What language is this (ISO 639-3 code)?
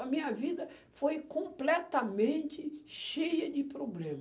por